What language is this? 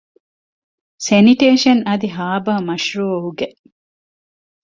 Divehi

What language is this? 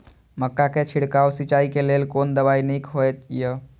Maithili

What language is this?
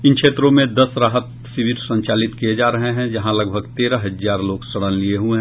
Hindi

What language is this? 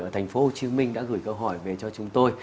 Vietnamese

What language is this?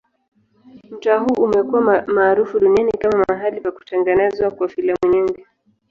Swahili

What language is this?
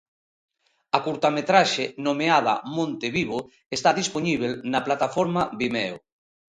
Galician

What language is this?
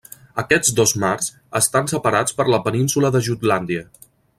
Catalan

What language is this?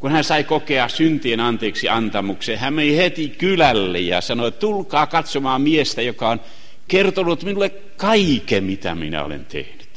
Finnish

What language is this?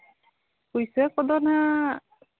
Santali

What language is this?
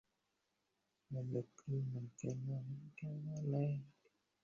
Bangla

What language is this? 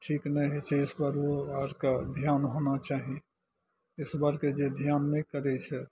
Maithili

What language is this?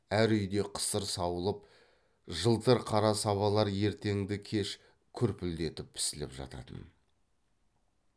Kazakh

